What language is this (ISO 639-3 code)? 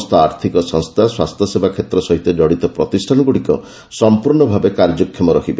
ori